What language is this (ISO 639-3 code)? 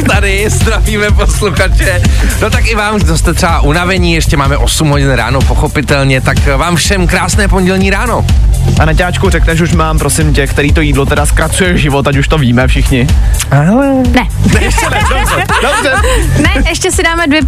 ces